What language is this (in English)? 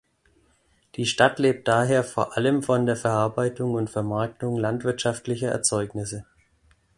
German